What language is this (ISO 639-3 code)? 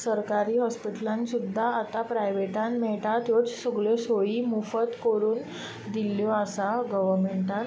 kok